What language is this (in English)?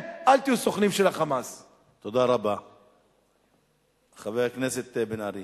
Hebrew